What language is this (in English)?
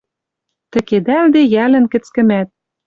Western Mari